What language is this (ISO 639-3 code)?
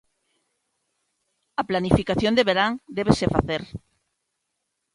glg